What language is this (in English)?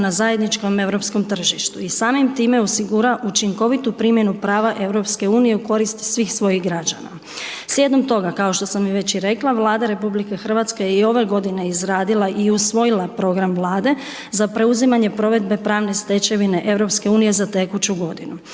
Croatian